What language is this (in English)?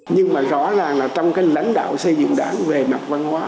Vietnamese